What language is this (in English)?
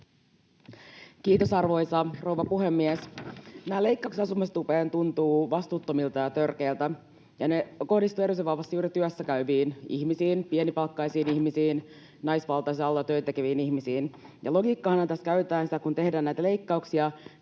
Finnish